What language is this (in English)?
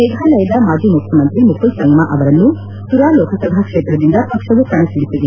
Kannada